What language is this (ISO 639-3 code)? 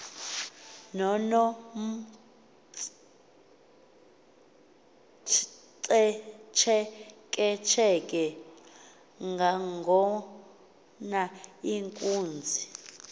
xho